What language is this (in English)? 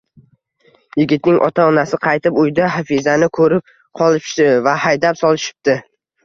Uzbek